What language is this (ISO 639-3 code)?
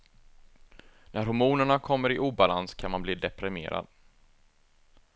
swe